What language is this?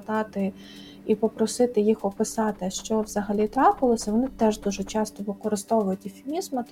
Ukrainian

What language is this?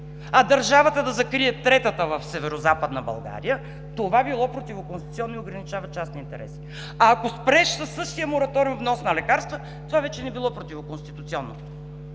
Bulgarian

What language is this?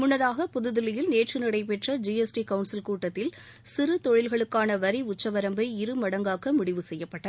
Tamil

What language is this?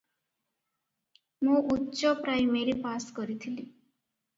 Odia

